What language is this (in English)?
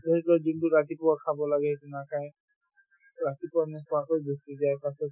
Assamese